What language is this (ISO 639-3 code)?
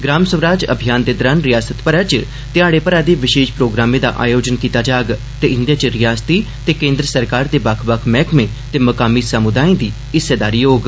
doi